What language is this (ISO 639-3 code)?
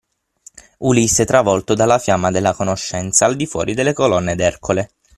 ita